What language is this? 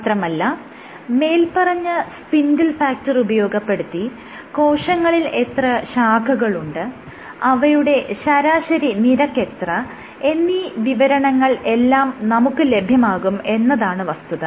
Malayalam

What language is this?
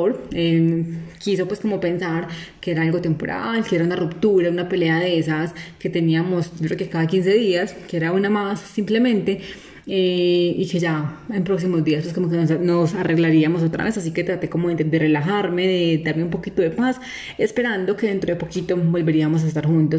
Spanish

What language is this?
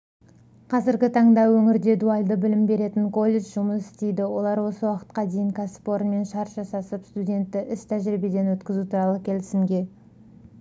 Kazakh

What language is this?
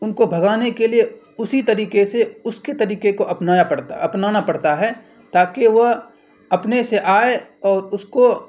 Urdu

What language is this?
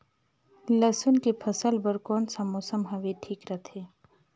Chhattisgarhi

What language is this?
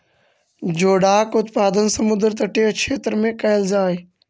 Magahi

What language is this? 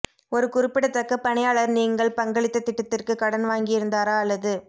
Tamil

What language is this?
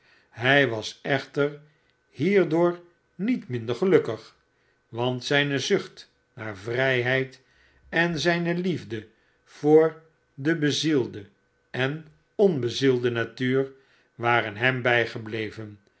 Dutch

